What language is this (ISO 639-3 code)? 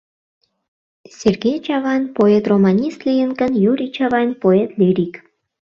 chm